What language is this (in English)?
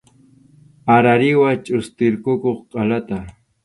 Arequipa-La Unión Quechua